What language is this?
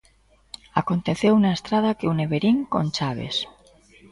Galician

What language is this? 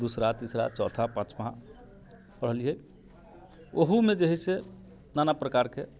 Maithili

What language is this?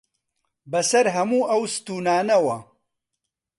Central Kurdish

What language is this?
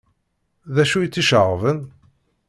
Kabyle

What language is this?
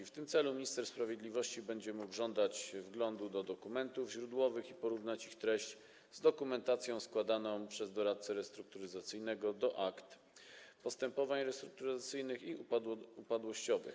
Polish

